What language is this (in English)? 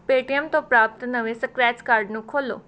Punjabi